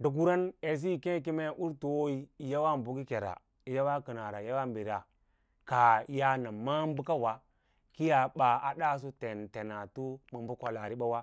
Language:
Lala-Roba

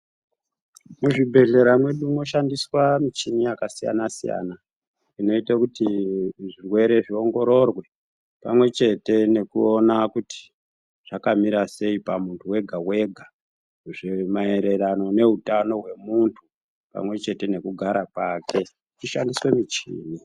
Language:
Ndau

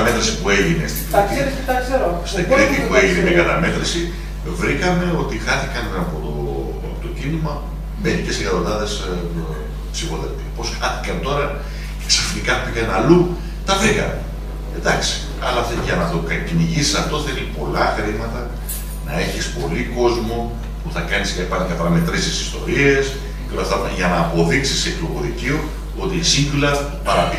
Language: Greek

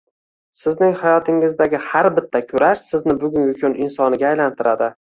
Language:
Uzbek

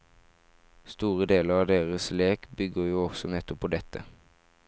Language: Norwegian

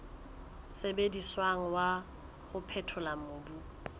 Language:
Southern Sotho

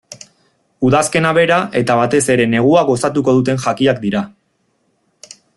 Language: Basque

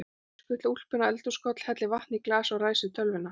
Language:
Icelandic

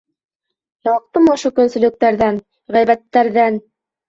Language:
Bashkir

